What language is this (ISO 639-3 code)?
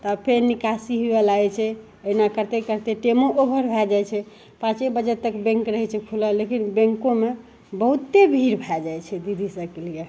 mai